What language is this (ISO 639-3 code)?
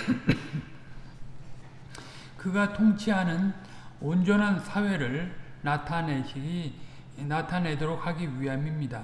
kor